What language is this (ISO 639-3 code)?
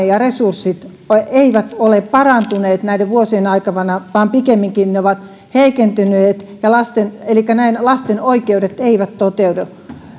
fin